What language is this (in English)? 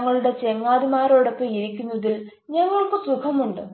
Malayalam